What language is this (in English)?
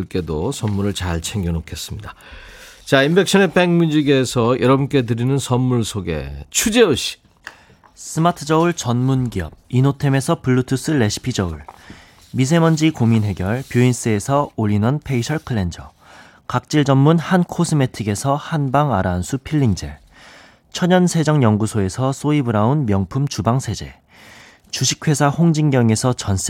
Korean